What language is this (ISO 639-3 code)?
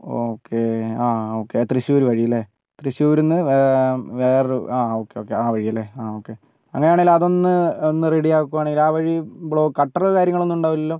mal